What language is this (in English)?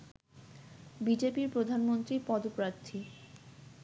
Bangla